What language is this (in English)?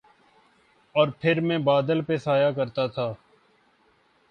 Urdu